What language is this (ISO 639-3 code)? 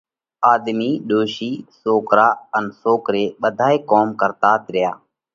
kvx